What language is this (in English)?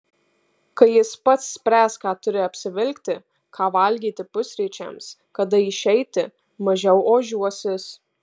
Lithuanian